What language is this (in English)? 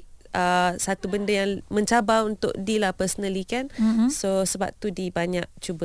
Malay